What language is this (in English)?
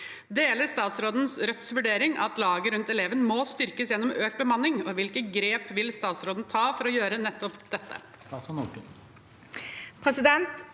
Norwegian